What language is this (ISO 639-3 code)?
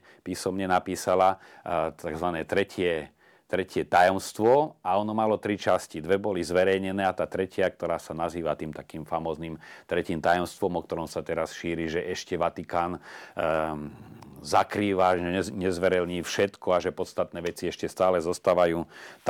slk